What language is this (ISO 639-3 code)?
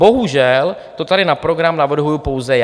ces